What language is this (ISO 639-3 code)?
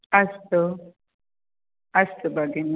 san